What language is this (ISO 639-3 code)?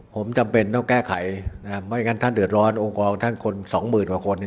tha